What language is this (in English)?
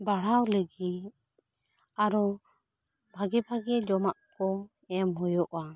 Santali